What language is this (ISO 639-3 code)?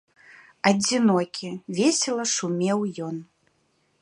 bel